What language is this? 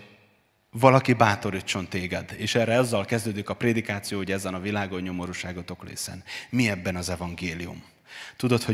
Hungarian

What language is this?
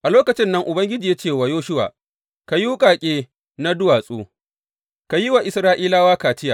Hausa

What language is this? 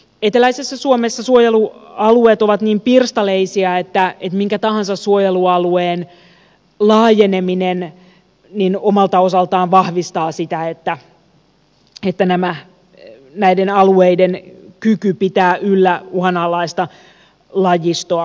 Finnish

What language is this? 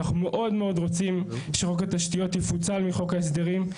Hebrew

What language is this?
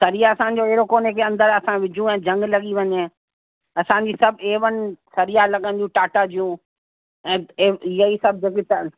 Sindhi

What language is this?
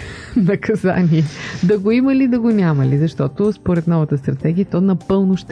Bulgarian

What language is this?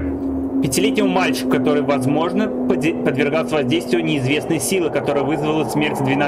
Russian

